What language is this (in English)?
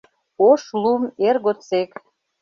Mari